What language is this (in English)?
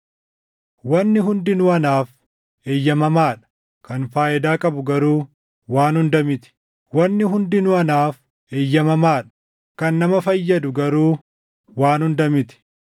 Oromo